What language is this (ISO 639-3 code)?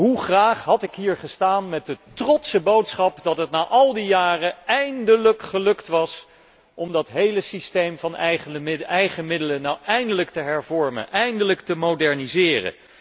nld